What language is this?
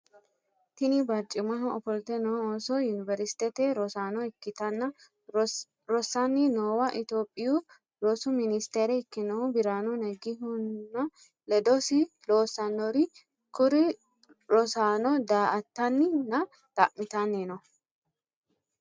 Sidamo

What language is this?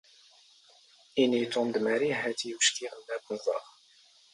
Standard Moroccan Tamazight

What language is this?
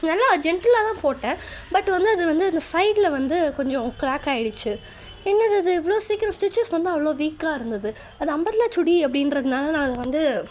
Tamil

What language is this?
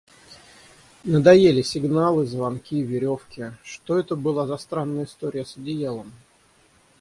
Russian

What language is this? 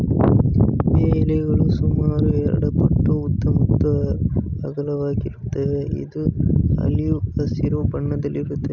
Kannada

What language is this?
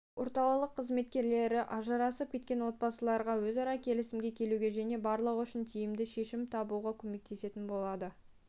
Kazakh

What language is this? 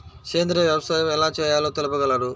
Telugu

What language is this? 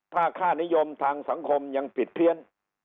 Thai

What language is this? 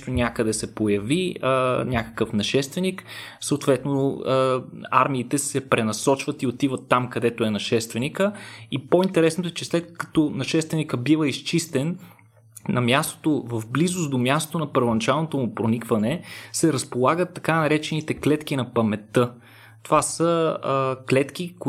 Bulgarian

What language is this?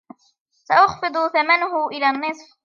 Arabic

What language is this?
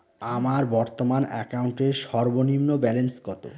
Bangla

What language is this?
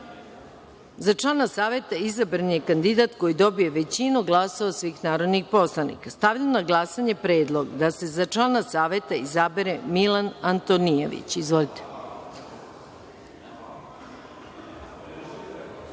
Serbian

